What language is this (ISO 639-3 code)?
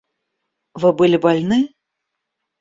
rus